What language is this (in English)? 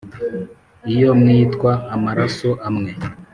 Kinyarwanda